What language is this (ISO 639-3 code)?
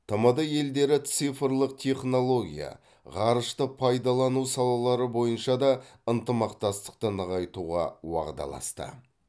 kaz